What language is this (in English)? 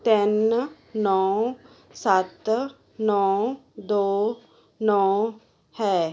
Punjabi